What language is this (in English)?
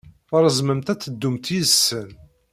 Kabyle